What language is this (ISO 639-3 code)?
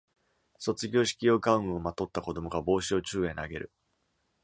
jpn